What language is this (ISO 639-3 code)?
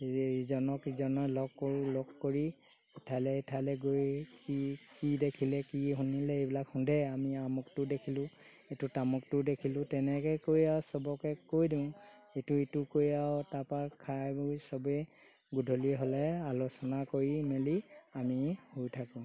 asm